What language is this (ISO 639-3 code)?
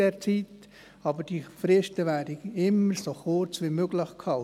gsw